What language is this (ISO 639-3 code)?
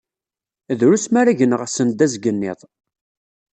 kab